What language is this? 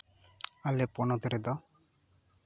Santali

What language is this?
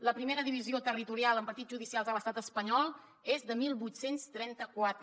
Catalan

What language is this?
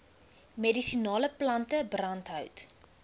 Afrikaans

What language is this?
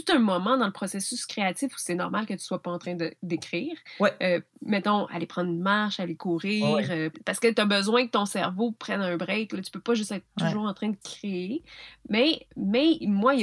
French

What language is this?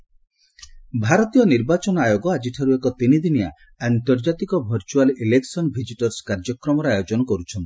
Odia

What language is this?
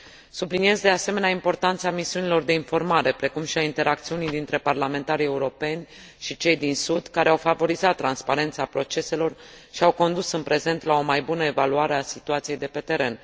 Romanian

